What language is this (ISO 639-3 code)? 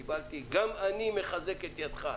heb